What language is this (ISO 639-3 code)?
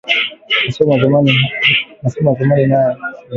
swa